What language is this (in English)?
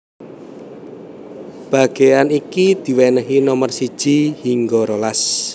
Javanese